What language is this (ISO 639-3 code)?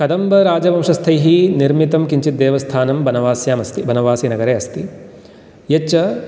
san